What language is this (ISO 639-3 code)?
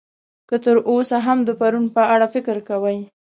pus